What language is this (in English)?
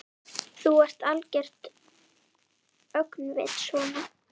Icelandic